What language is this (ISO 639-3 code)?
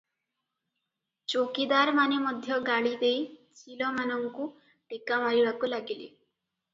ori